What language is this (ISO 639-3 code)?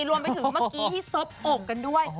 tha